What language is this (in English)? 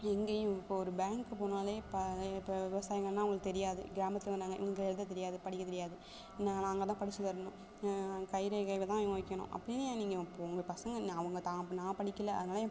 Tamil